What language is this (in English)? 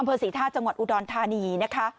Thai